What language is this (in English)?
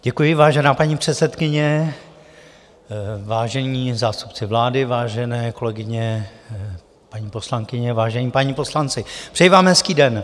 Czech